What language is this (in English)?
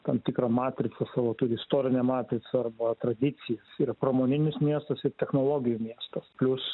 Lithuanian